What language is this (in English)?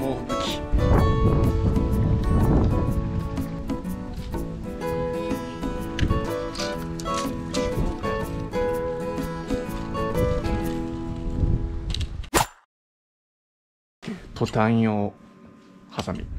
Japanese